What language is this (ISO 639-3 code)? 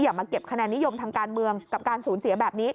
tha